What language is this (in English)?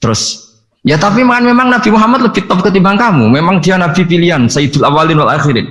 Indonesian